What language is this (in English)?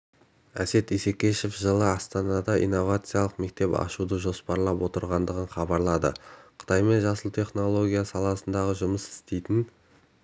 Kazakh